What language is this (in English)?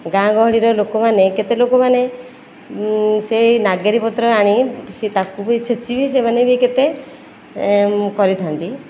Odia